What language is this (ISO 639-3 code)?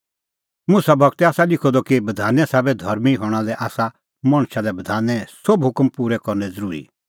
kfx